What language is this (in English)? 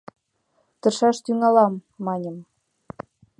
Mari